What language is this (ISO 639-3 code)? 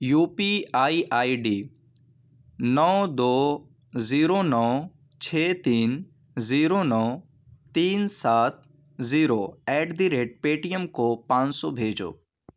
urd